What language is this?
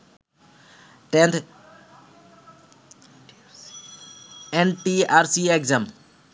Bangla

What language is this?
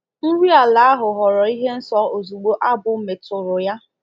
Igbo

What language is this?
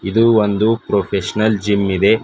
Kannada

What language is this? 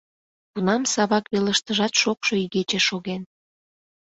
Mari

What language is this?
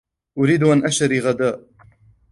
Arabic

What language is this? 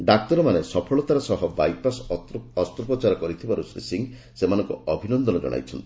Odia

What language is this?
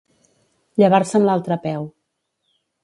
Catalan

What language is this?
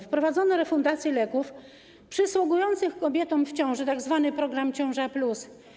Polish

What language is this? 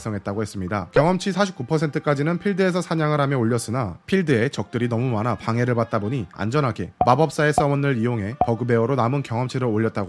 Korean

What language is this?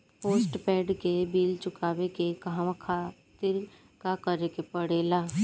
Bhojpuri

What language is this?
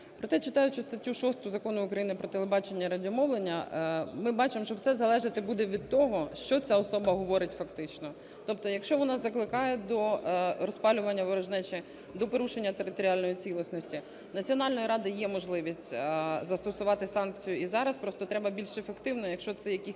Ukrainian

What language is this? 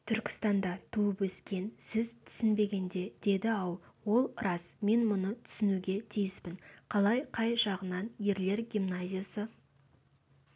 Kazakh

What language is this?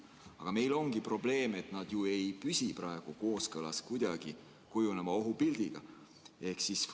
Estonian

